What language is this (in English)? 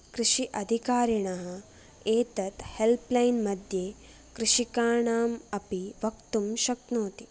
Sanskrit